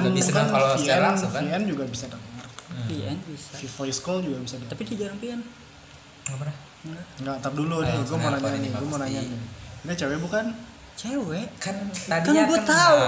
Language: Indonesian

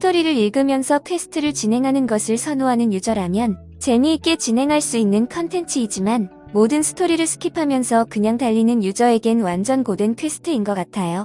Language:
Korean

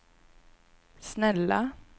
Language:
Swedish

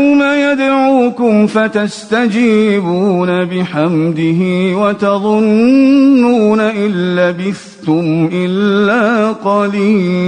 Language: Arabic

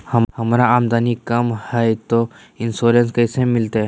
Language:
Magahi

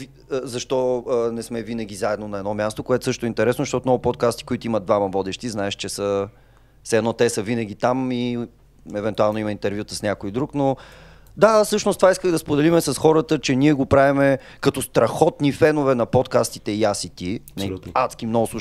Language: Bulgarian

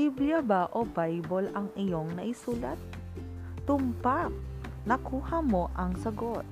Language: Filipino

